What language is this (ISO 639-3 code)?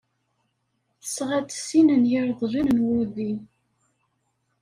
kab